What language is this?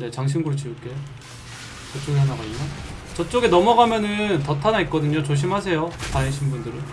Korean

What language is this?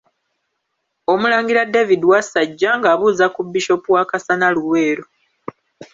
Ganda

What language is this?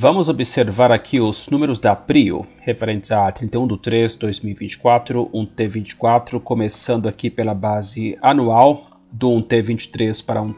Portuguese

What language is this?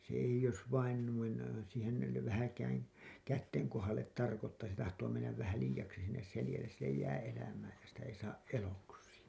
Finnish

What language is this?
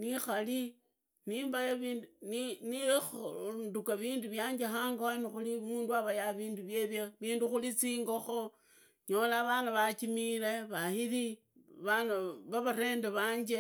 Idakho-Isukha-Tiriki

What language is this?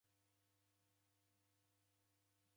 Taita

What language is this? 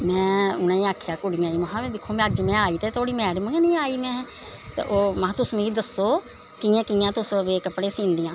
Dogri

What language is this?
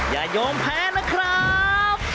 Thai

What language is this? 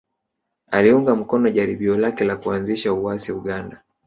Swahili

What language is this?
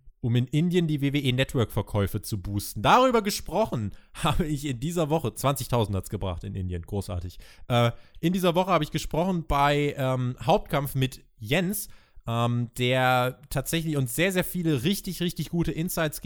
German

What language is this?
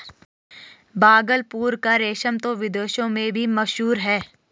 Hindi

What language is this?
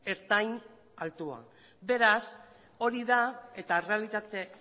Basque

